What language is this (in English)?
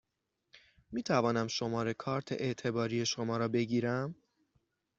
Persian